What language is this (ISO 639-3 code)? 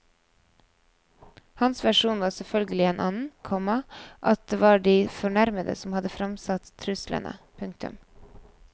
nor